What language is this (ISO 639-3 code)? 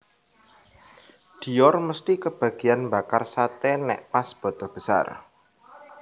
jav